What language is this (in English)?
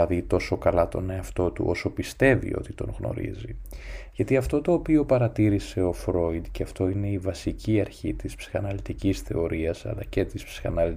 Greek